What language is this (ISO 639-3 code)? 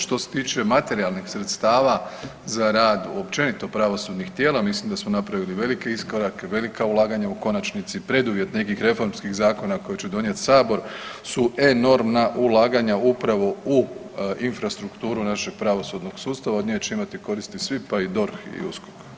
hrv